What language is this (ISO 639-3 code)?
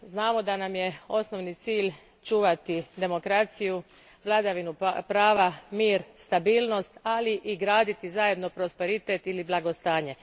hrv